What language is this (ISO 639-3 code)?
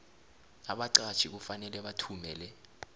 nbl